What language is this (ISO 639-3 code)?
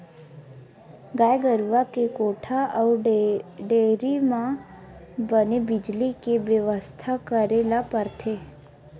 hne